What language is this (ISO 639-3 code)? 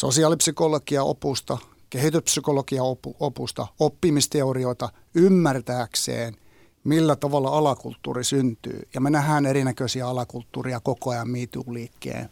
fin